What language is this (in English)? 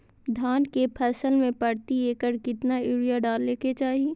Magahi